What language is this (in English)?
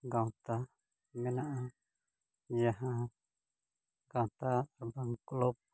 Santali